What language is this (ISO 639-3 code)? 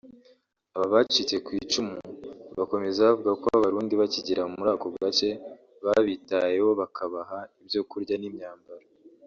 kin